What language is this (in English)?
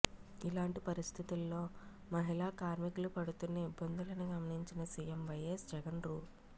Telugu